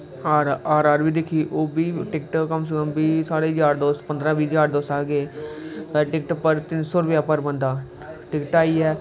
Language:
Dogri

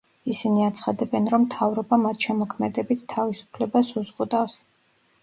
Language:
Georgian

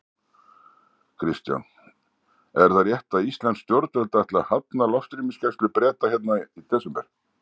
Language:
Icelandic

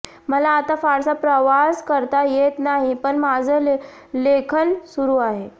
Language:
Marathi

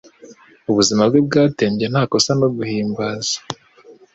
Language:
Kinyarwanda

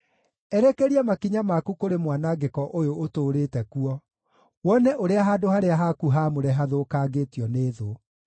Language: Kikuyu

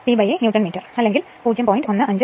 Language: Malayalam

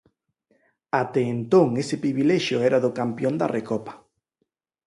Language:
Galician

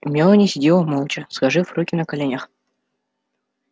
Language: Russian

